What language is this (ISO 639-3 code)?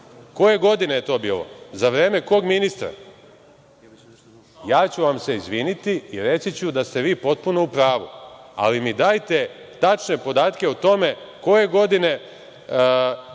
srp